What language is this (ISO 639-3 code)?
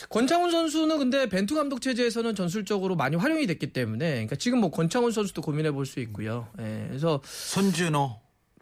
kor